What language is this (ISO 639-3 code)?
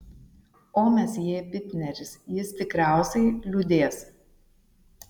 lit